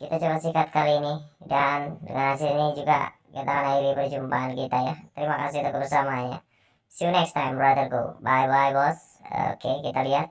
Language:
Indonesian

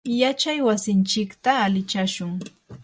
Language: Yanahuanca Pasco Quechua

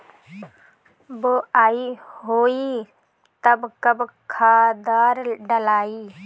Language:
Bhojpuri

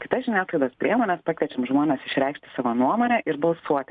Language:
Lithuanian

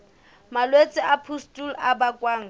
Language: Southern Sotho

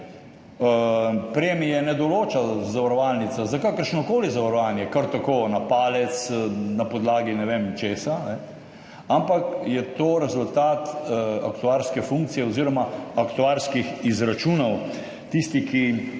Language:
Slovenian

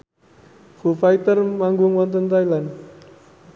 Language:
Javanese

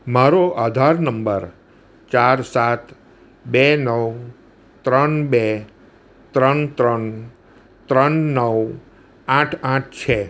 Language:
Gujarati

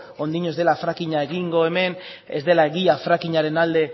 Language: Basque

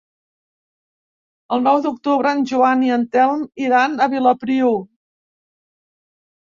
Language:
Catalan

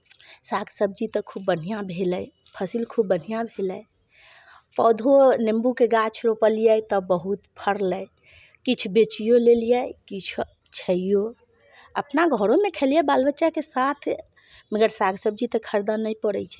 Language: Maithili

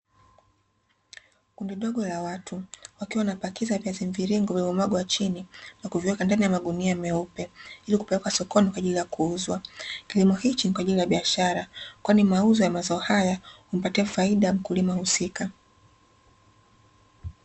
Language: Swahili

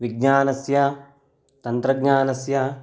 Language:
Sanskrit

